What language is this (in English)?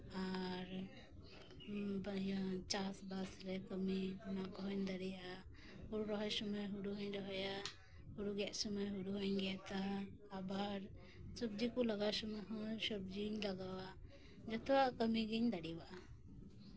Santali